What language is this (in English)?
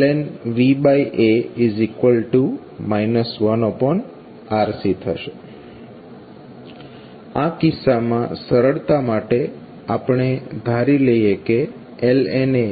Gujarati